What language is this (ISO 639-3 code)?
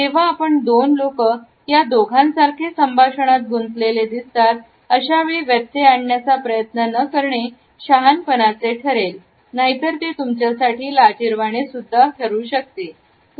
mar